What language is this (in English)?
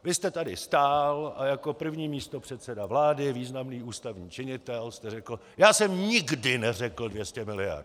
Czech